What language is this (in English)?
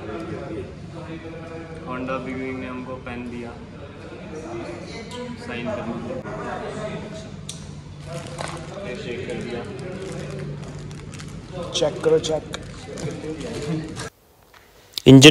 Hindi